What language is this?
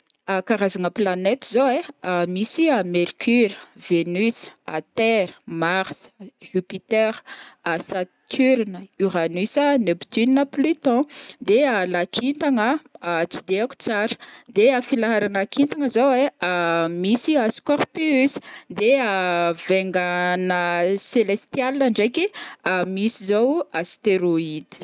Northern Betsimisaraka Malagasy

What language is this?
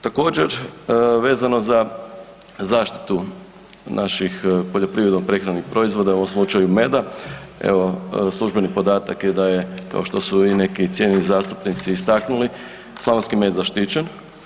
Croatian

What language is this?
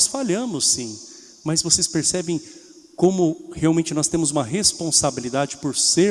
Portuguese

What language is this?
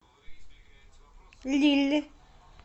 Russian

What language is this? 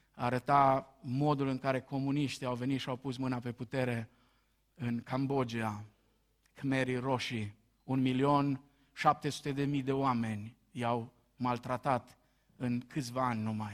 Romanian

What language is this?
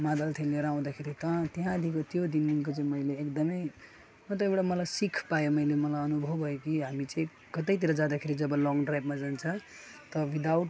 Nepali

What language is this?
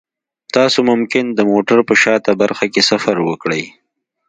Pashto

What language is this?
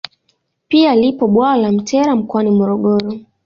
Swahili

